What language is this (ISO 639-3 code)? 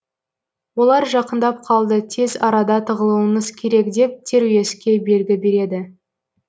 kaz